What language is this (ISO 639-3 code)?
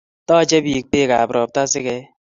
kln